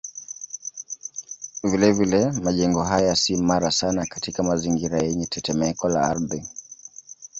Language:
Swahili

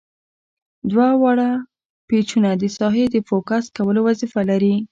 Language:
Pashto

